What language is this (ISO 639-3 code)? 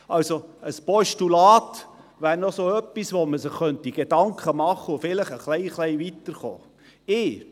gsw